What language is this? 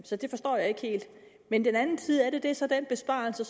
Danish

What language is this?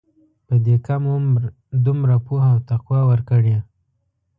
Pashto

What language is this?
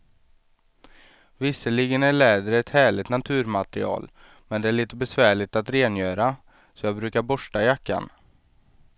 Swedish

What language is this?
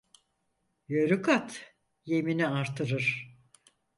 Turkish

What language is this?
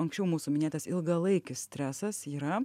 Lithuanian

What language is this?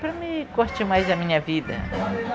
Portuguese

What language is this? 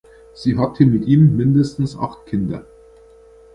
German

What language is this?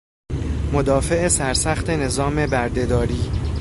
Persian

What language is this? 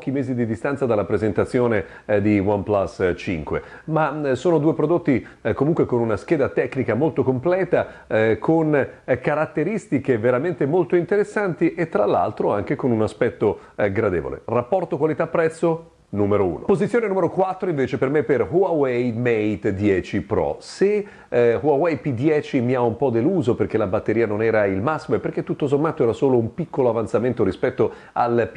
Italian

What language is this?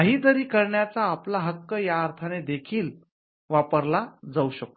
Marathi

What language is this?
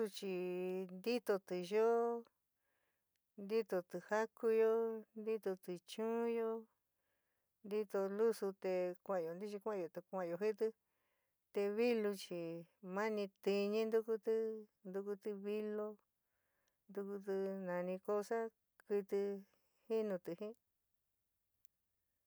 San Miguel El Grande Mixtec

